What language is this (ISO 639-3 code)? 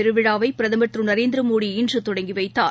tam